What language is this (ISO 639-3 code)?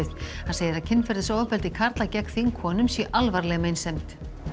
isl